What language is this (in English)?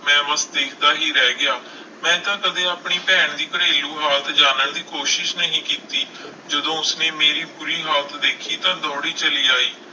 Punjabi